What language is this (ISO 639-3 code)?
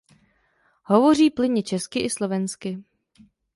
ces